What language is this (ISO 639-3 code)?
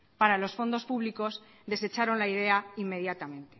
spa